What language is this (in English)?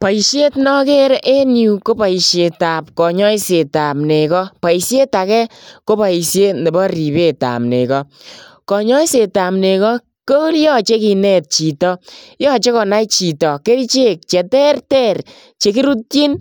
Kalenjin